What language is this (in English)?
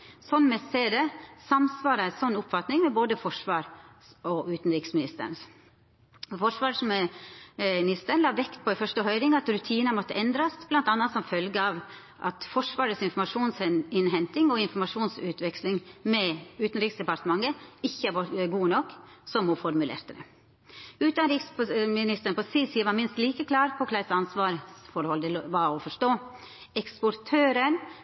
Norwegian Nynorsk